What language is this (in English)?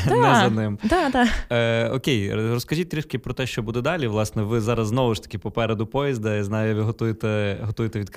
Ukrainian